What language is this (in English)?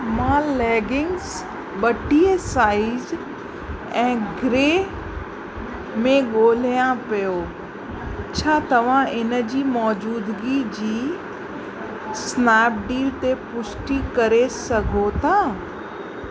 Sindhi